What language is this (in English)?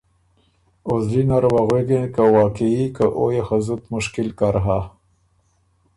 Ormuri